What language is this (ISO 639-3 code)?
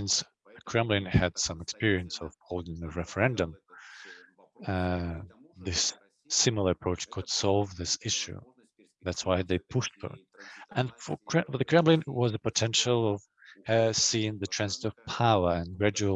eng